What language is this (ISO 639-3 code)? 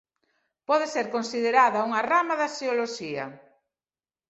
glg